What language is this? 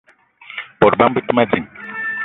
Eton (Cameroon)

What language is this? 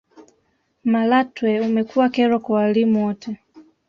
Swahili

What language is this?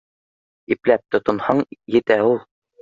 Bashkir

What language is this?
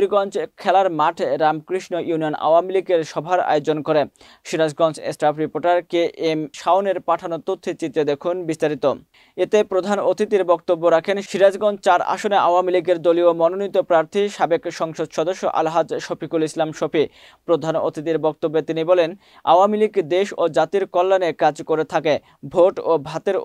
Turkish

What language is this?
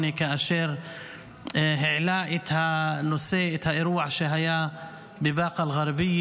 Hebrew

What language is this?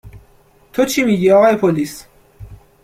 Persian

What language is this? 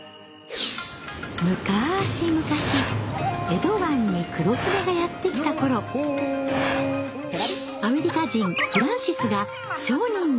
Japanese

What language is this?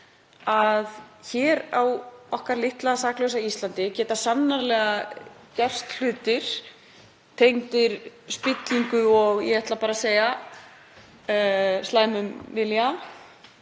Icelandic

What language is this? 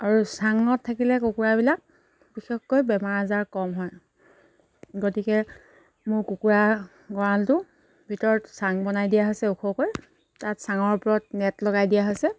Assamese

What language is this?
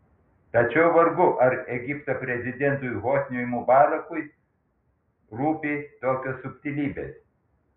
Lithuanian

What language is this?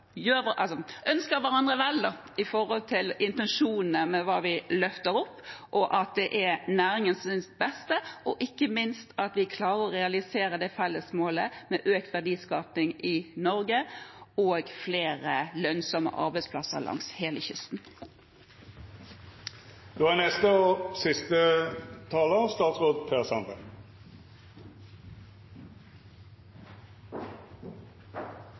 Norwegian Bokmål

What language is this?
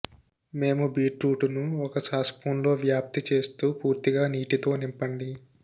Telugu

